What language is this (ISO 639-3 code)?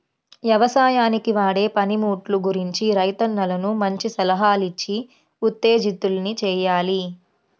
tel